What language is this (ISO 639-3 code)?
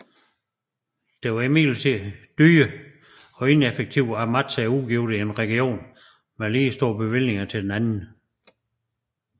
dan